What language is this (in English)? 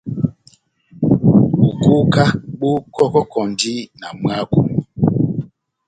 Batanga